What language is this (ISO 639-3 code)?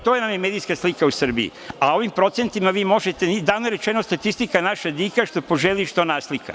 srp